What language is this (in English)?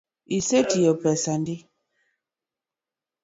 Luo (Kenya and Tanzania)